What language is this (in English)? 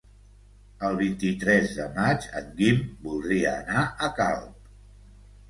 Catalan